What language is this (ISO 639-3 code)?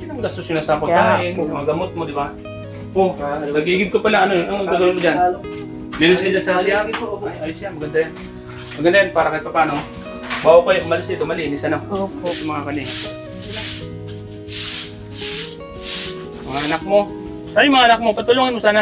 fil